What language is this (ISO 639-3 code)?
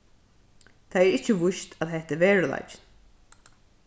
fao